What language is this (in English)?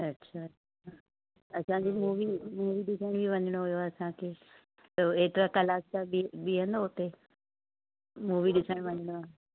Sindhi